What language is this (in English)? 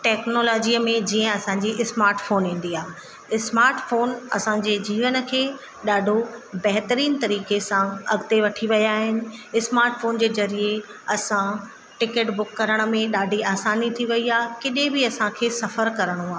Sindhi